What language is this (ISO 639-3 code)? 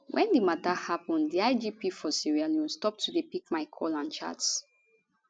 pcm